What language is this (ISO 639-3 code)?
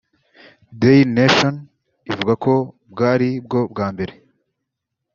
kin